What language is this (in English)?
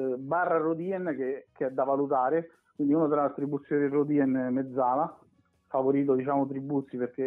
Italian